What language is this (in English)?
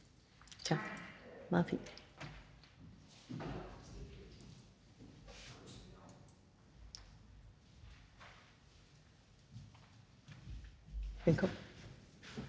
Danish